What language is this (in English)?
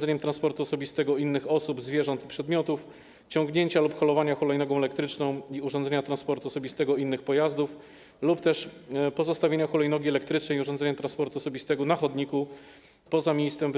Polish